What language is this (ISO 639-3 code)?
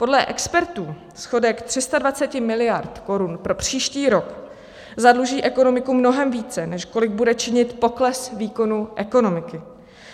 ces